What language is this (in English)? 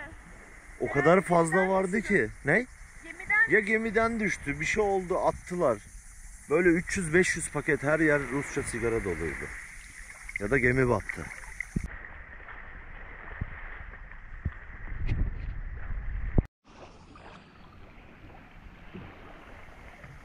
Turkish